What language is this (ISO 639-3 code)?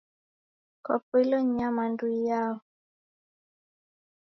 dav